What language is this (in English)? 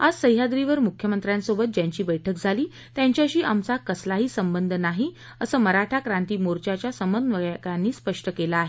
Marathi